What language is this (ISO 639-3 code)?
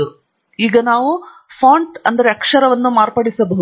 kan